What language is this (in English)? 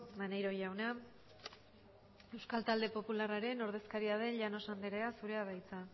Basque